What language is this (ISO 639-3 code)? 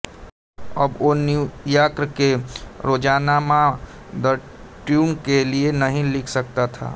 hin